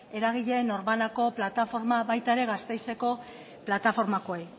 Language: Basque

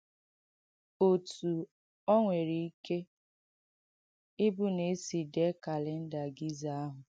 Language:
Igbo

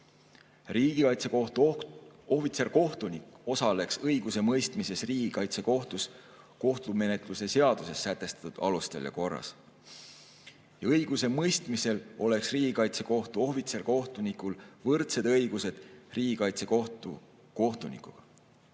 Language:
Estonian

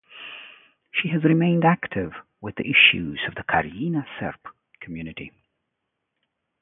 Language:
English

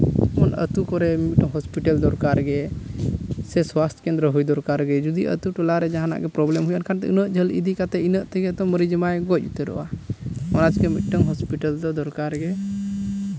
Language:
Santali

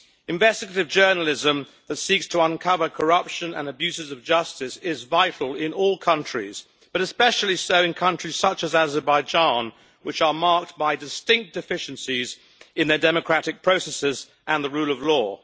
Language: English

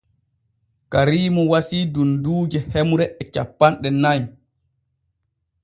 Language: Borgu Fulfulde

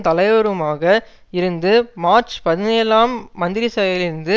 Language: Tamil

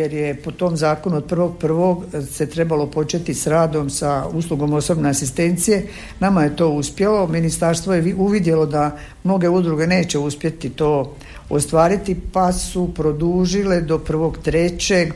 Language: Croatian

